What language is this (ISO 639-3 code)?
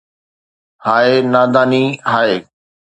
snd